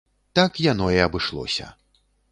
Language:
Belarusian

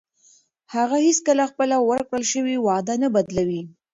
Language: Pashto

